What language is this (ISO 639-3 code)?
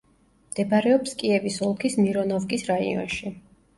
kat